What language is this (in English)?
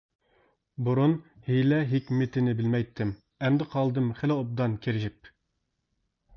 Uyghur